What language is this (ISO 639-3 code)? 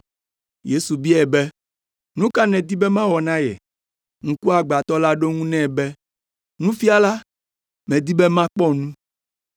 ewe